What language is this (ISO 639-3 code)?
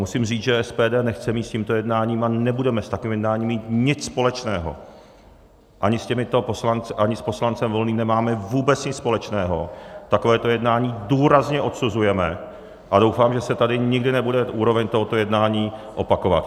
ces